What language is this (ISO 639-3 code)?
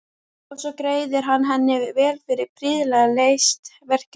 isl